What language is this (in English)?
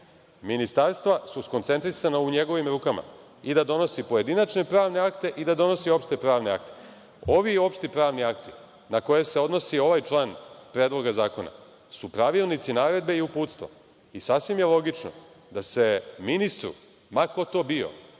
Serbian